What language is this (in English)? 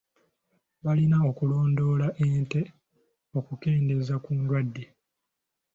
Ganda